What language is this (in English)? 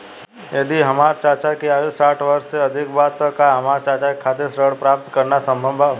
Bhojpuri